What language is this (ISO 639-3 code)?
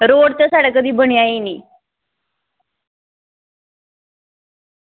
doi